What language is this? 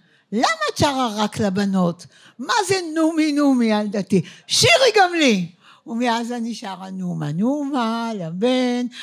Hebrew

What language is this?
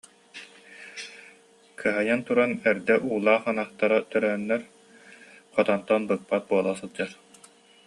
Yakut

